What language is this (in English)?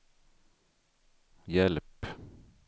Swedish